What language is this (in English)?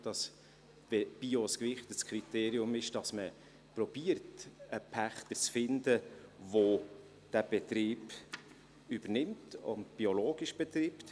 Swiss German